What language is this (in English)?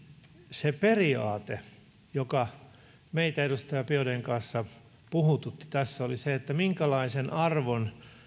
Finnish